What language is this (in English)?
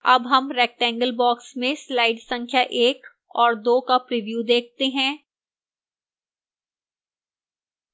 Hindi